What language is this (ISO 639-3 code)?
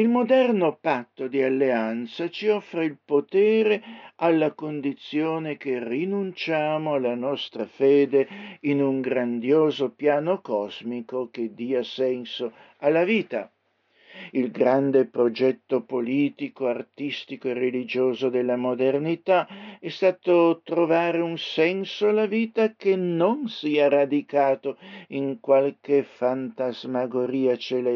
ita